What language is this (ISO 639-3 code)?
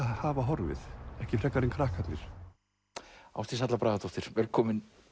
isl